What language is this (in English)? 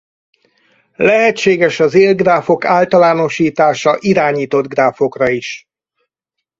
Hungarian